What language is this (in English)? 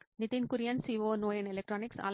Telugu